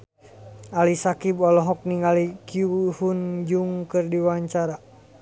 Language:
Sundanese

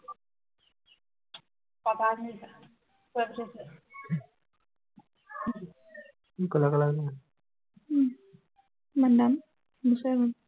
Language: Assamese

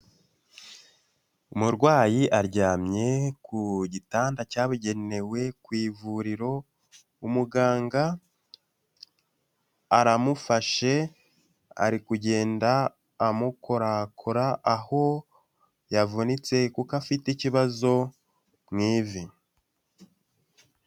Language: Kinyarwanda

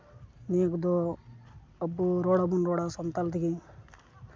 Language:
Santali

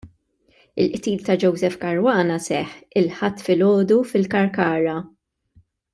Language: Maltese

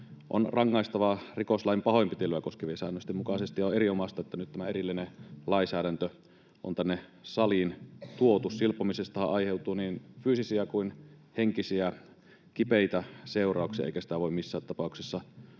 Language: Finnish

